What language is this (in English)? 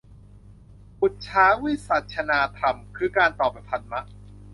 Thai